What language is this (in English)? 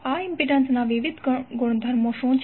Gujarati